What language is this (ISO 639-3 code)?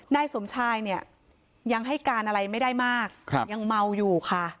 tha